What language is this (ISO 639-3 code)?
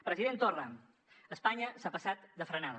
cat